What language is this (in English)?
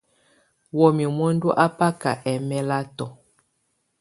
Tunen